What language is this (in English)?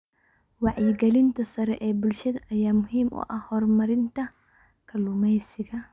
Somali